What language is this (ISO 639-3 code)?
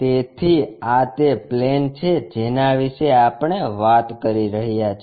guj